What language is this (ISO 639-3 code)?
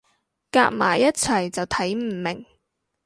yue